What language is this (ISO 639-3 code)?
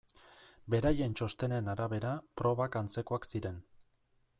eus